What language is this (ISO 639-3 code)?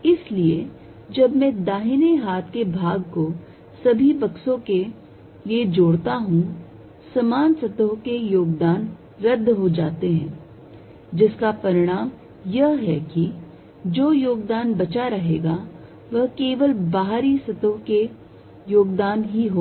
hin